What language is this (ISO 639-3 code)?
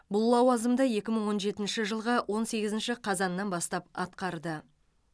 kaz